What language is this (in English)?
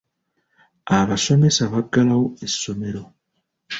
Ganda